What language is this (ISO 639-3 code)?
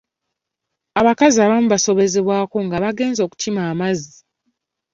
lug